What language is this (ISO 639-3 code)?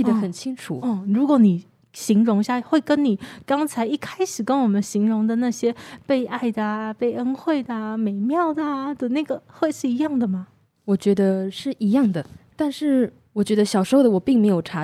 zho